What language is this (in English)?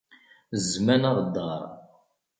Kabyle